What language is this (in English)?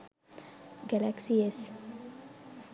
Sinhala